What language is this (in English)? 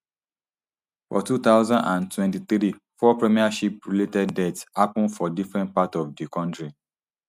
Nigerian Pidgin